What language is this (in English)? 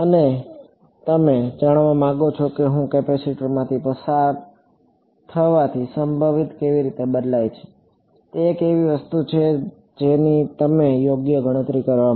Gujarati